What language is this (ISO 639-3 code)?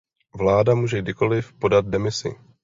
ces